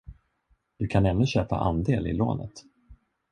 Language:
Swedish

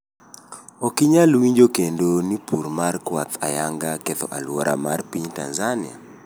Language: Luo (Kenya and Tanzania)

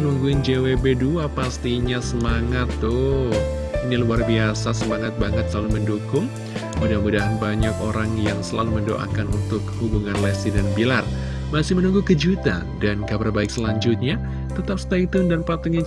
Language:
Indonesian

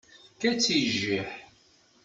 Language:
Kabyle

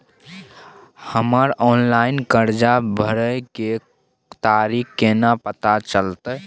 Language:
Maithili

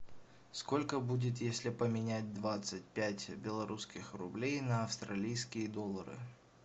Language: Russian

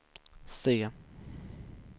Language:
Swedish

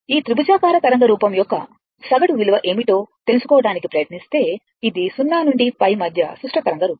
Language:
Telugu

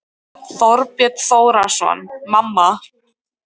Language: Icelandic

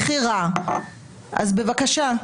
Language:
Hebrew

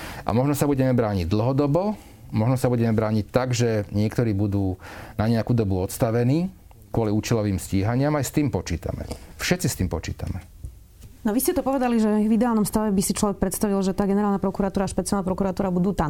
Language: Slovak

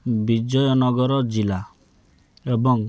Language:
Odia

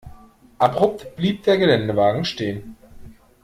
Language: German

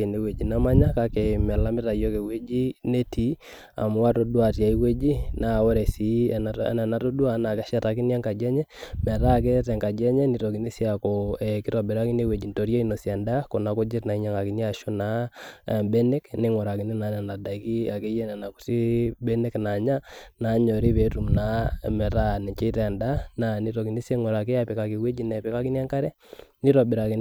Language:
Masai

